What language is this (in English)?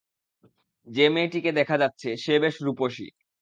Bangla